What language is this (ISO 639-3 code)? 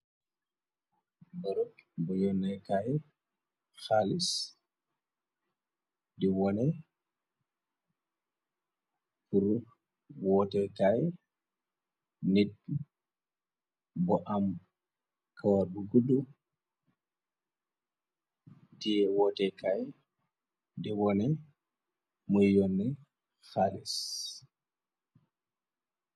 wol